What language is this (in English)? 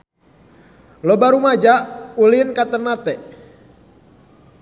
Sundanese